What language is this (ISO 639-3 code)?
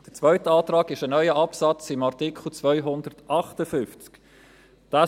gsw